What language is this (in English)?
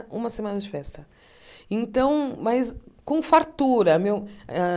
Portuguese